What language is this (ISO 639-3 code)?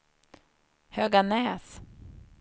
swe